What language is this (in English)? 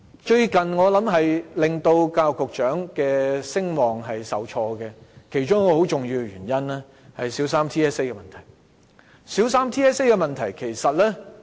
Cantonese